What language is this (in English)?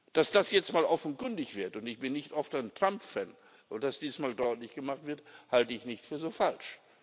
German